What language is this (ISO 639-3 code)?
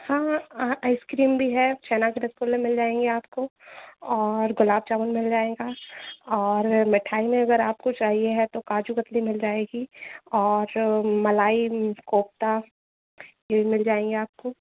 hin